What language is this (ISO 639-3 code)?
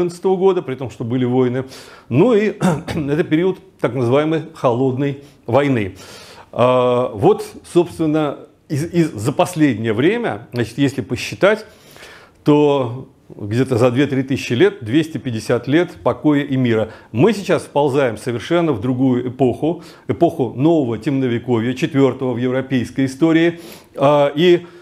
rus